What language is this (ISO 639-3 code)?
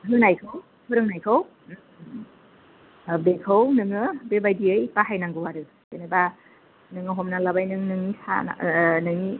brx